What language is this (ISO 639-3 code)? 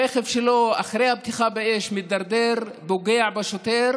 heb